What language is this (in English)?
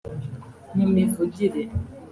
Kinyarwanda